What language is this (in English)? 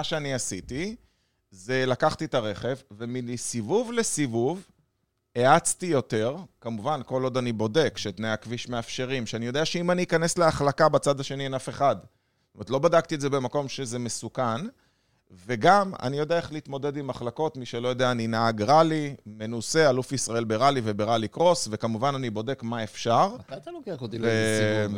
Hebrew